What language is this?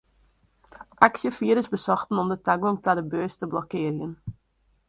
Western Frisian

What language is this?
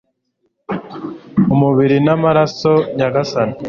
Kinyarwanda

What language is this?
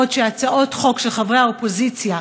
Hebrew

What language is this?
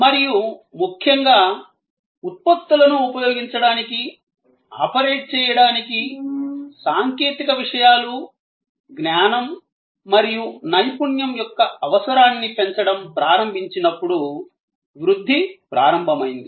Telugu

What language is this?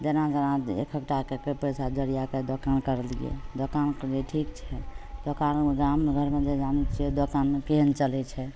Maithili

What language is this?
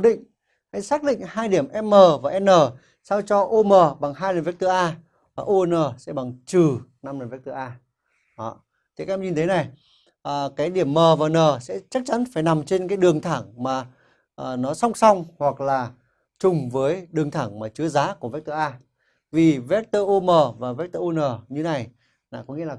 Vietnamese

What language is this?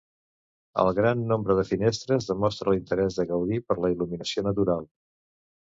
Catalan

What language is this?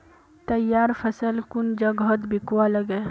Magahi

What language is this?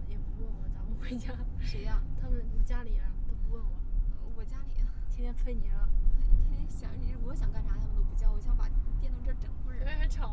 Chinese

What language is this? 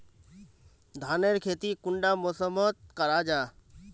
Magahi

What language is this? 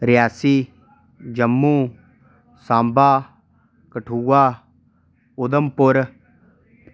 Dogri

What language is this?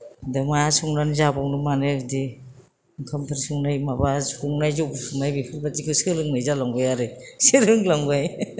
Bodo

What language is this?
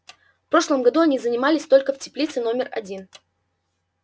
Russian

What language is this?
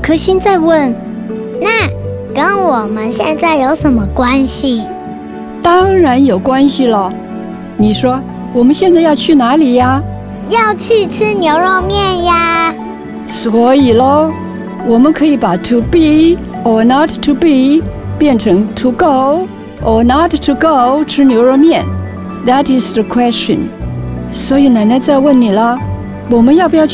Chinese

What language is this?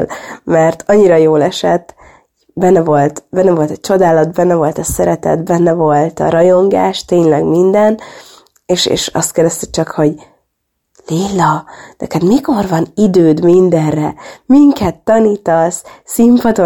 Hungarian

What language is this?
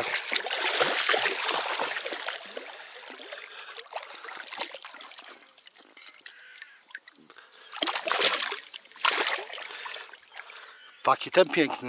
Polish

